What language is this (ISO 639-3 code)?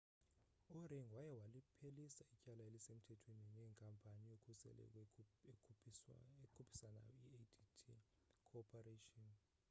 xho